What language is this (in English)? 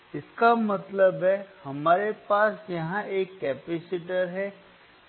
Hindi